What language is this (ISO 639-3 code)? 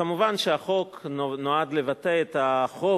heb